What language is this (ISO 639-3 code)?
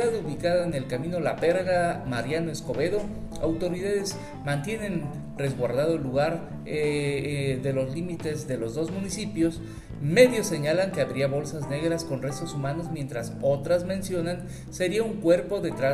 spa